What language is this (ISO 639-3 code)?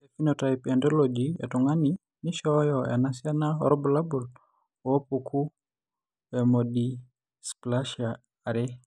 mas